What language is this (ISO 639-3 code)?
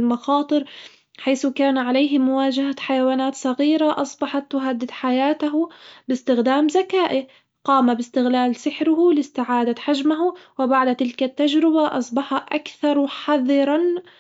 acw